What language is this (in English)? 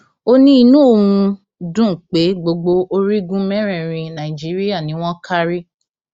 Yoruba